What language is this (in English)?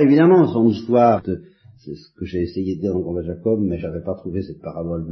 French